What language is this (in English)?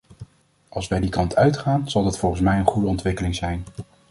Dutch